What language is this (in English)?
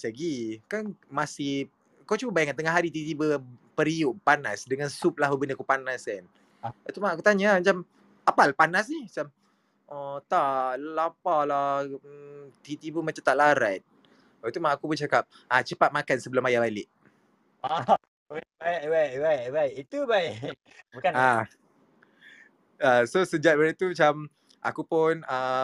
Malay